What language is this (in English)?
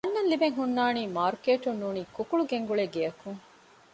Divehi